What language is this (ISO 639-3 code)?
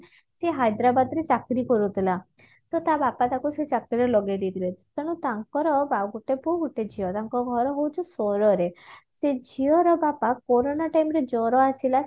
ori